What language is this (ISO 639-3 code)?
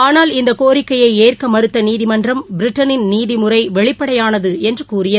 tam